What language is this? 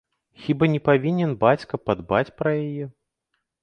Belarusian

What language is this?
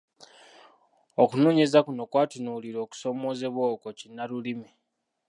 Ganda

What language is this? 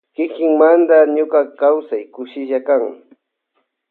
Loja Highland Quichua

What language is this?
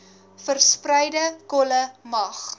Afrikaans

